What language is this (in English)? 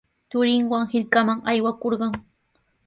Sihuas Ancash Quechua